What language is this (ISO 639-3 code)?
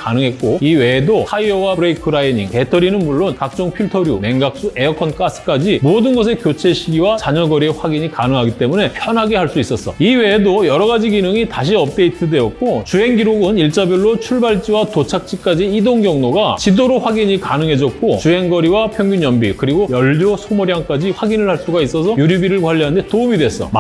kor